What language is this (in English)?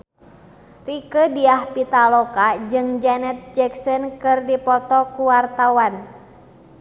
Sundanese